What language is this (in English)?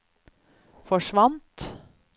Norwegian